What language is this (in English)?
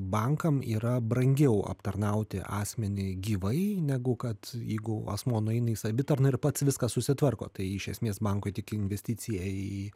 Lithuanian